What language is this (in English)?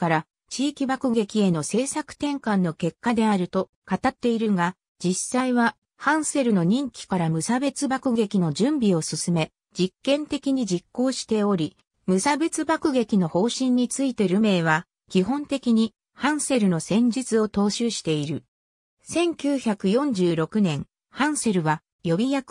Japanese